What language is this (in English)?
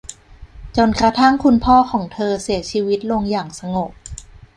Thai